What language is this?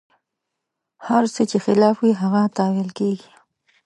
Pashto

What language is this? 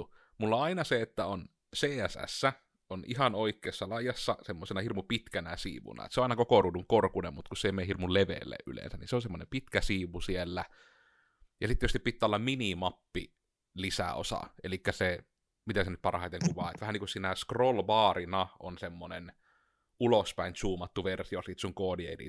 Finnish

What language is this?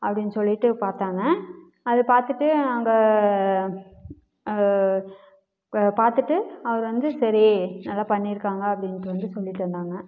Tamil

